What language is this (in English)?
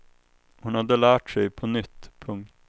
Swedish